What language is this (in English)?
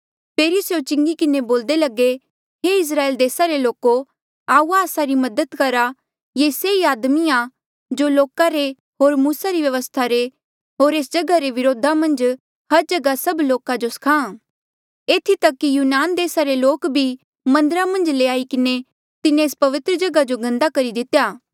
Mandeali